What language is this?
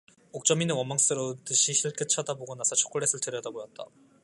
Korean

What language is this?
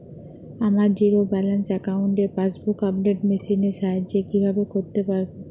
Bangla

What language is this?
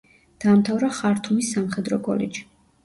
Georgian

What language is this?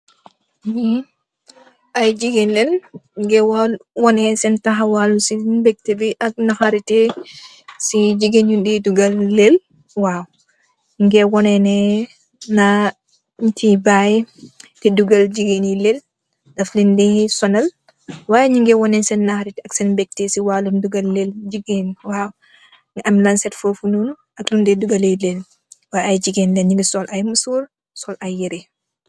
Wolof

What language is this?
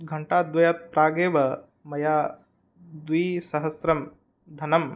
Sanskrit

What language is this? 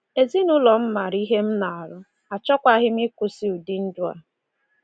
Igbo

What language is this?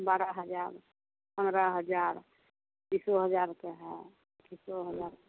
Hindi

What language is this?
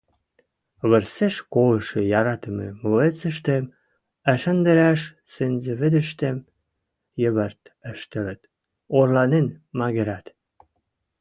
Western Mari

